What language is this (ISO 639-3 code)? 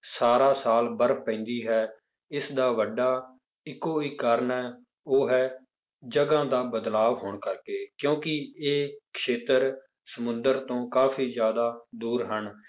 pan